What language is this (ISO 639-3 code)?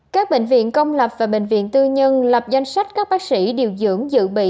vie